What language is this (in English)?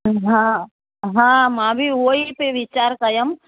Sindhi